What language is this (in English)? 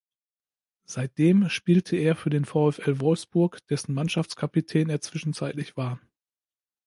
German